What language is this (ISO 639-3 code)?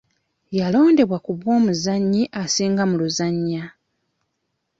lug